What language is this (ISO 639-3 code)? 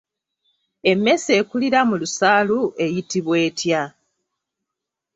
lug